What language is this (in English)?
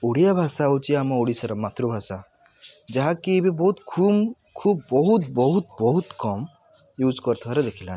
Odia